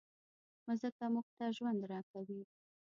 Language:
Pashto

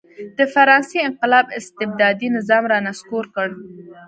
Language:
Pashto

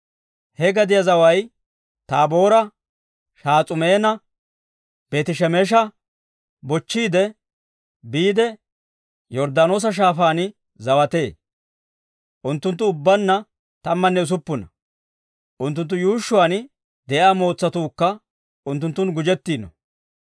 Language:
Dawro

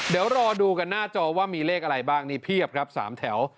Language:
Thai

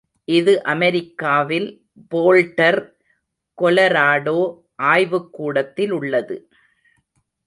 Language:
Tamil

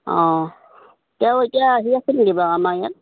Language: Assamese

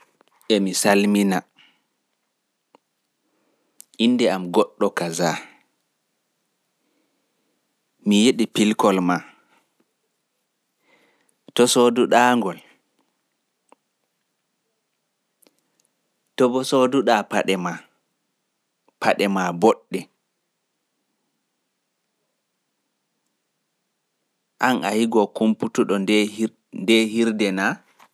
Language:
Pular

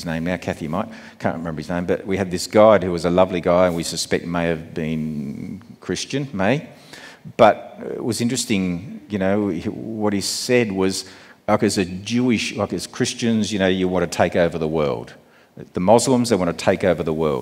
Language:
English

